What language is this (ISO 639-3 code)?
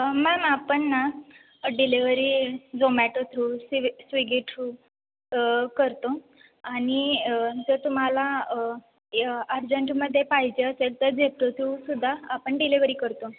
mar